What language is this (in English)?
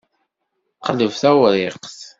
Kabyle